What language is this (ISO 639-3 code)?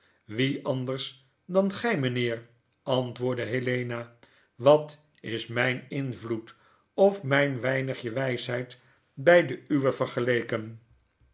nld